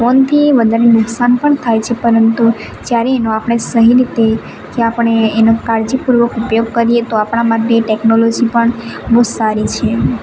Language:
Gujarati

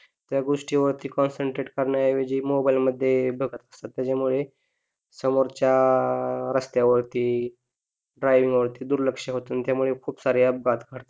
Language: Marathi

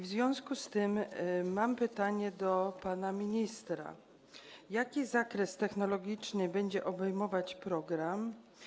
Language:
Polish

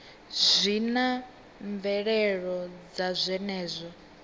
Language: Venda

